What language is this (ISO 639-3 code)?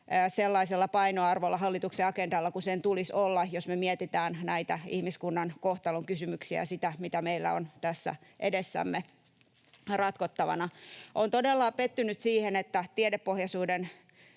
fin